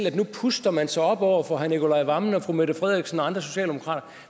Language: Danish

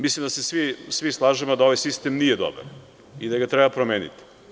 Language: Serbian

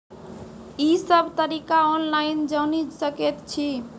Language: Maithili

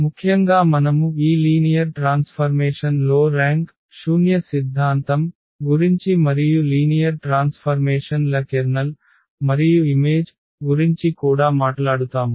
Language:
Telugu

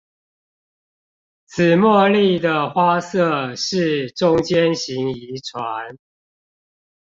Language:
Chinese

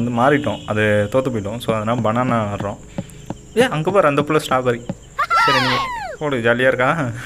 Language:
Indonesian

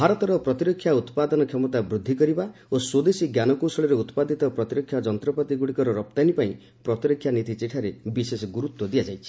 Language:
Odia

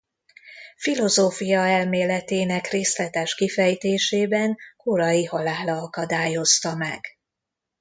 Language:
Hungarian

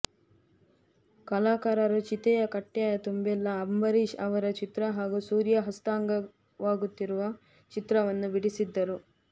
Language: Kannada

